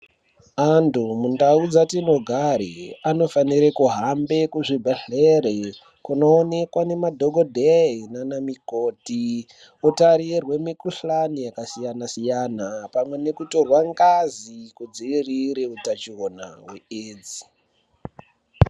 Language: Ndau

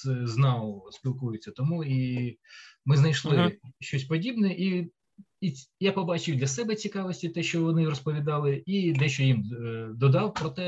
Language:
Ukrainian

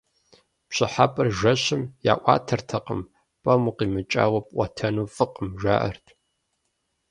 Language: Kabardian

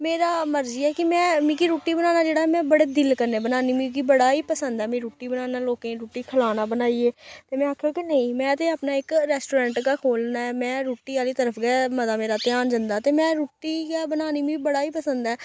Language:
Dogri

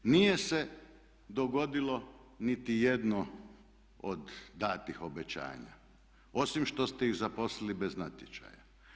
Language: Croatian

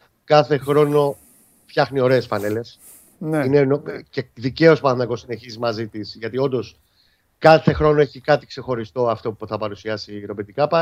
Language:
Greek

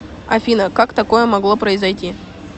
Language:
Russian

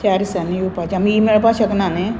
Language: Konkani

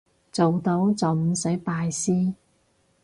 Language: Cantonese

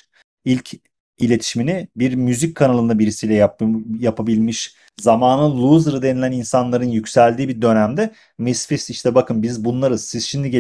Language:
Turkish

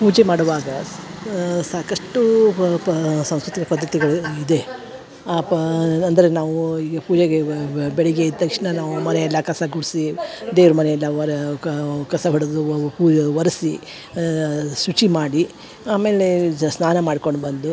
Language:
Kannada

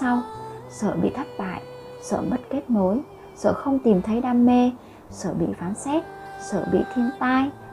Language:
Vietnamese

